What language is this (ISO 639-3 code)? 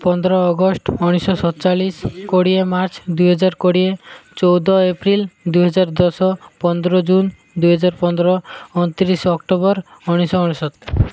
ori